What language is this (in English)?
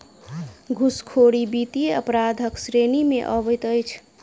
Maithili